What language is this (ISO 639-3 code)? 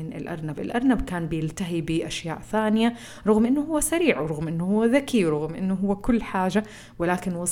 ara